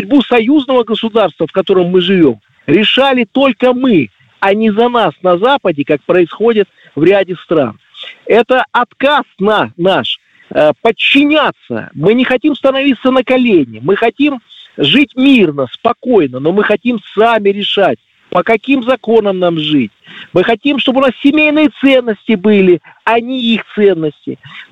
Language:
Russian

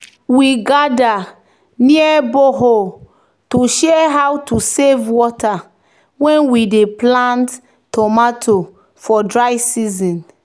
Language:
Nigerian Pidgin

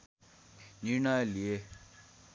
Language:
Nepali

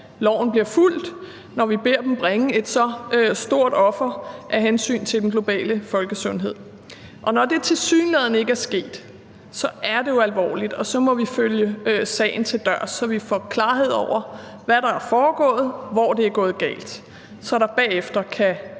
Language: Danish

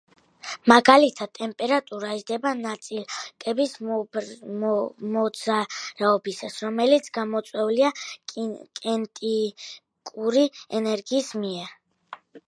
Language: Georgian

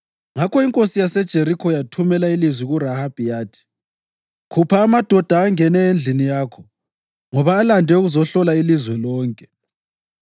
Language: North Ndebele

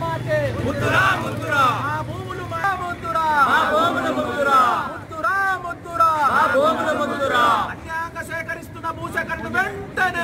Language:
Hindi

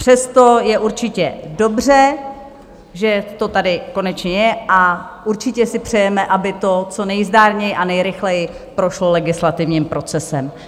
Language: Czech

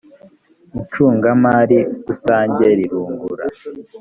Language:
Kinyarwanda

